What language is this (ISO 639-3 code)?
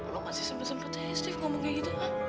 ind